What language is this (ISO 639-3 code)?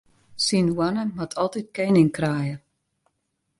fry